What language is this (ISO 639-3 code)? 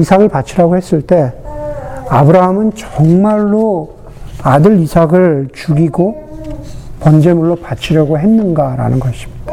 kor